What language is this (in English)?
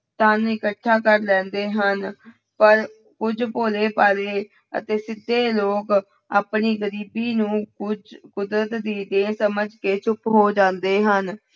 Punjabi